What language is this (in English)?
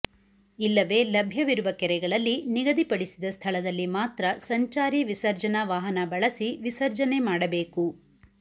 Kannada